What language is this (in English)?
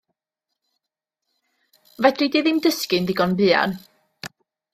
Welsh